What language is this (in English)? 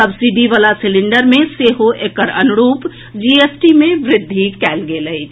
Maithili